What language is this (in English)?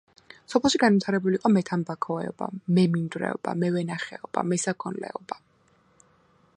Georgian